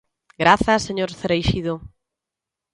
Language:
Galician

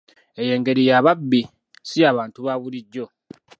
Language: Ganda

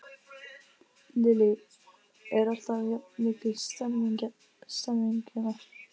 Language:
Icelandic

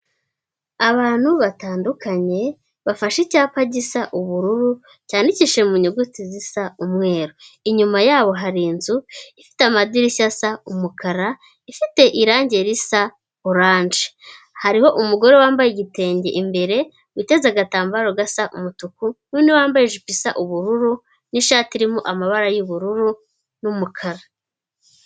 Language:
Kinyarwanda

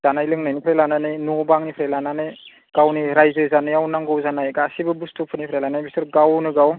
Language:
Bodo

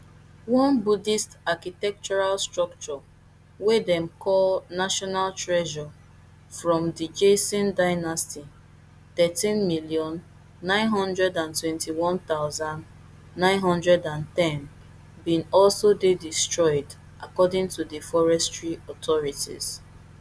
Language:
Nigerian Pidgin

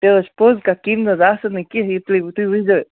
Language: Kashmiri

